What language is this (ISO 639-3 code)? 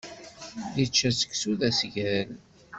kab